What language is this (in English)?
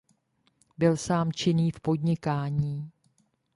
Czech